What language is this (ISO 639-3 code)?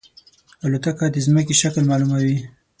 pus